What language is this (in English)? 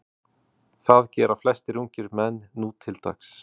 Icelandic